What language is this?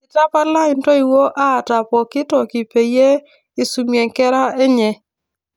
Masai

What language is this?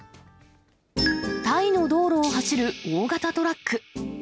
Japanese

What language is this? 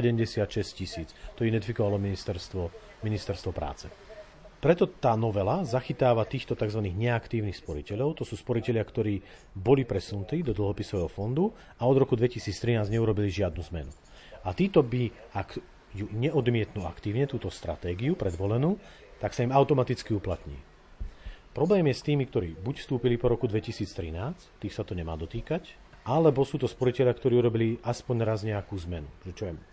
Slovak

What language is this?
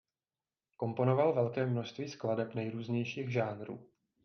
Czech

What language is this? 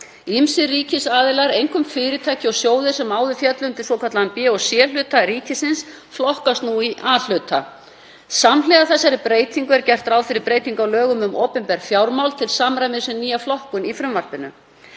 Icelandic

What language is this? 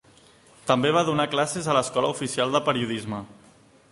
Catalan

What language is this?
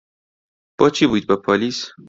Central Kurdish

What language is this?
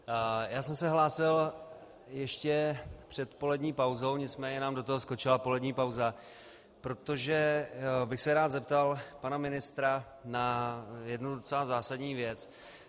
Czech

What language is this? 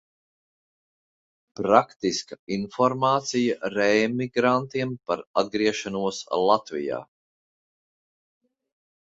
Latvian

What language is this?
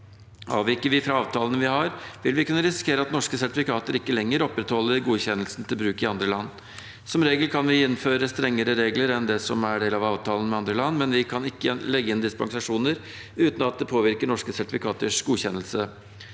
Norwegian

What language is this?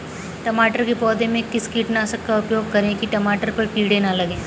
Hindi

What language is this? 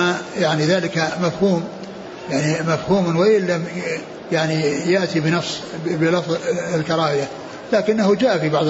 Arabic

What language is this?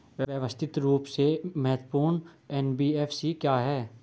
Hindi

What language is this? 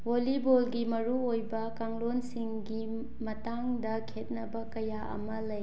Manipuri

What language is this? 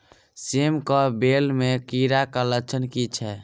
Maithili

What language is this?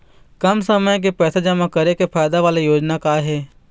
Chhattisgarhi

